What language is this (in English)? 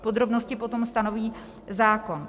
Czech